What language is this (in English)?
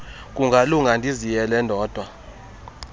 Xhosa